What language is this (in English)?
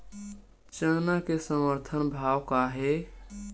Chhattisgarhi